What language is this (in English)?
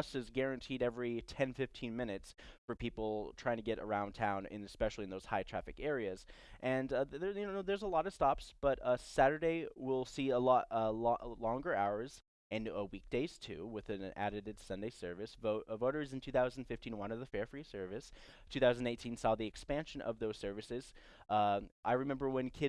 English